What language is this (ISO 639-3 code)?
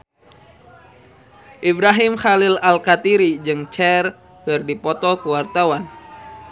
sun